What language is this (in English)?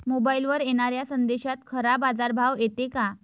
Marathi